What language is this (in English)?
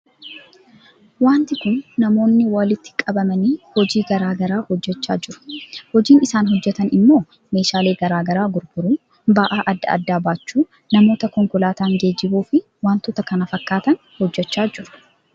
Oromo